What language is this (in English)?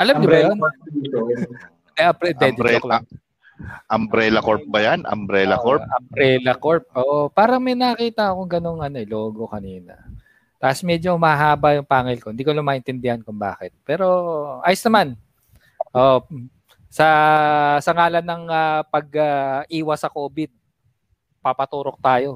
Filipino